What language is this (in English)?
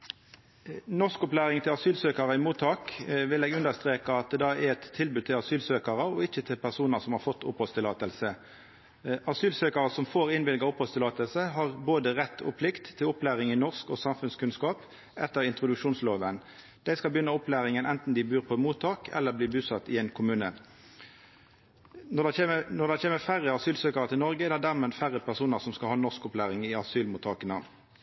Norwegian Nynorsk